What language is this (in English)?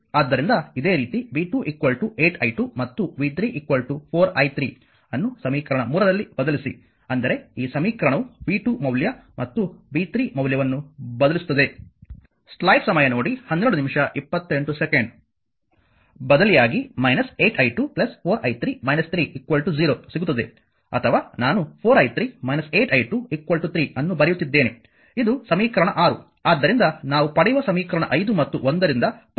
Kannada